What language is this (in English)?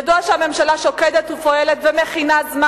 Hebrew